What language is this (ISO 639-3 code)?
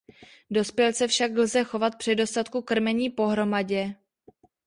ces